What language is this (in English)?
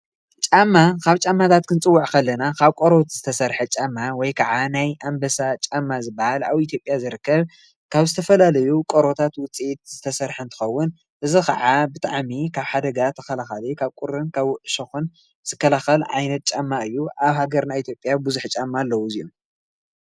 Tigrinya